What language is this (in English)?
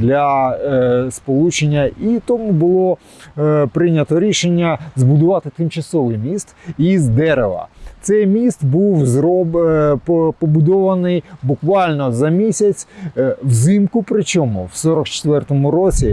Ukrainian